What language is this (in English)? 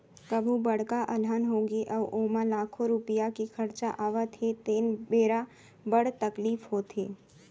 Chhattisgarhi